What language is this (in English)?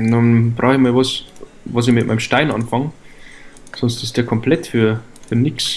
German